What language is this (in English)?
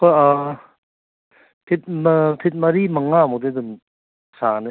Manipuri